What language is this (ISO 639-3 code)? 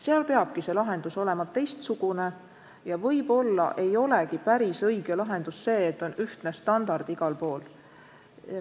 est